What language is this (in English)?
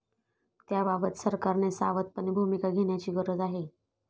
Marathi